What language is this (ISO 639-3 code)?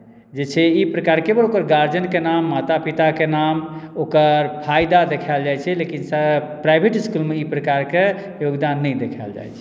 mai